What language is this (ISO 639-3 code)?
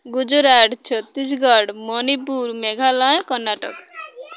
ori